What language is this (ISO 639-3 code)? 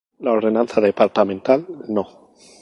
spa